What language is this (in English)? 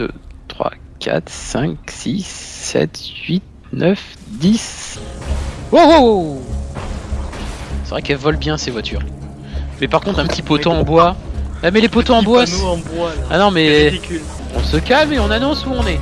French